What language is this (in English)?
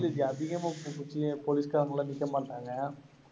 Tamil